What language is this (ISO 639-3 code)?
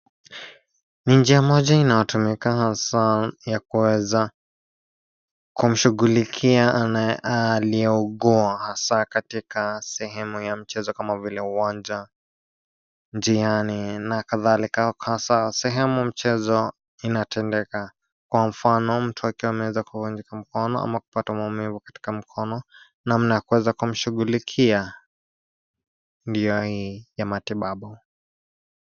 swa